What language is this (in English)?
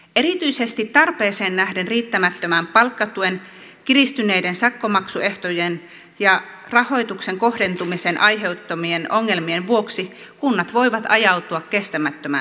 Finnish